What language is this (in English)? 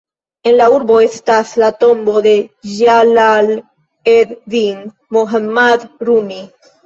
Esperanto